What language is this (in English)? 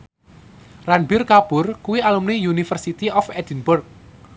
Javanese